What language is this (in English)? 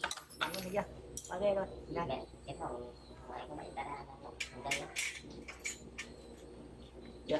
Vietnamese